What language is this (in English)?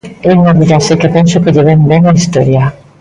Galician